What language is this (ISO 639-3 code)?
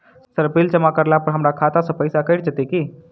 mai